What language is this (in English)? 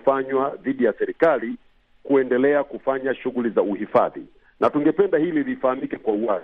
Swahili